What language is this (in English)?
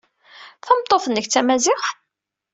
Kabyle